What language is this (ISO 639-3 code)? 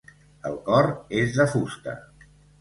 cat